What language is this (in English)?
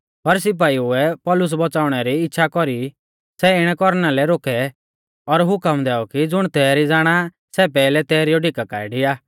Mahasu Pahari